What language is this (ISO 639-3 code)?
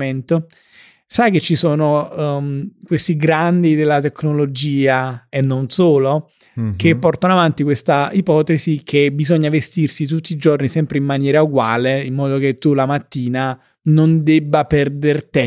ita